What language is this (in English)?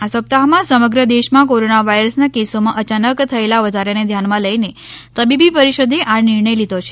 Gujarati